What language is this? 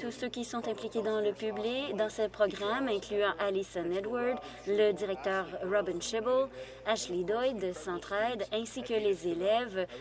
French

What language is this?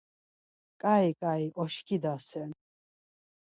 Laz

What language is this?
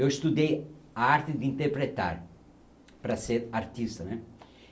Portuguese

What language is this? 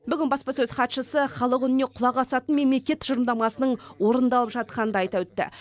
Kazakh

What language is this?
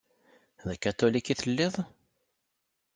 Kabyle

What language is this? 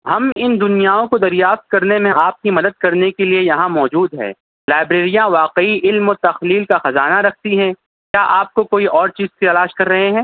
Urdu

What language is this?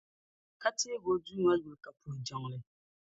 Dagbani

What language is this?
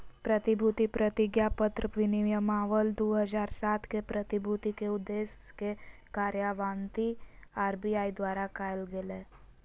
Magahi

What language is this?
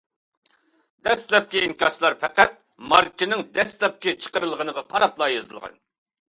Uyghur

